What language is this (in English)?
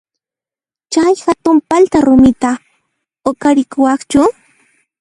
Puno Quechua